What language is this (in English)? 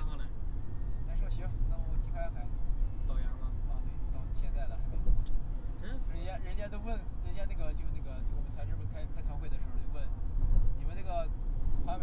Chinese